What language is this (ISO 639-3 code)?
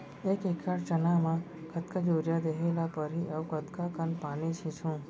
hne